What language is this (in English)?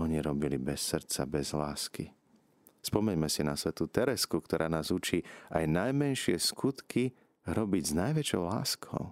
Slovak